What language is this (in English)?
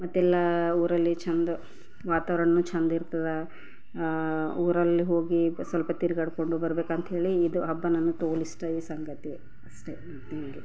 Kannada